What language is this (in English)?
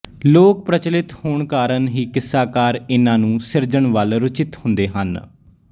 Punjabi